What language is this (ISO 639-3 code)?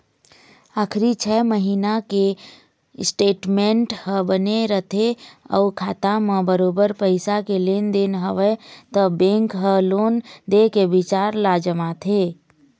hne